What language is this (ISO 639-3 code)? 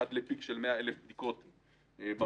heb